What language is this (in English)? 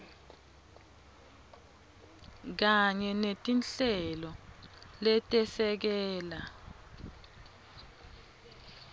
Swati